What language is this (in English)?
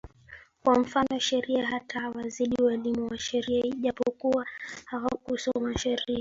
Swahili